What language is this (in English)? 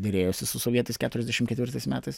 Lithuanian